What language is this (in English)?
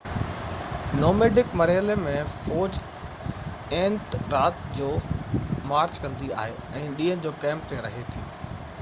Sindhi